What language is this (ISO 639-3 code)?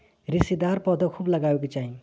bho